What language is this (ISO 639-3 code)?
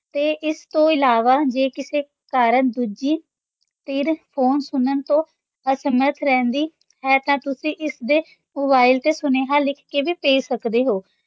pan